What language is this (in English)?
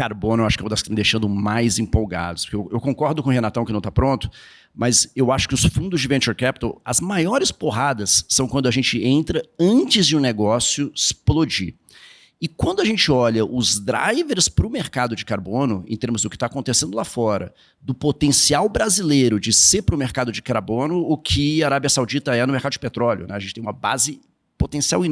Portuguese